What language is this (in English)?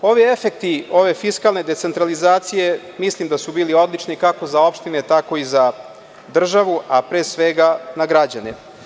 Serbian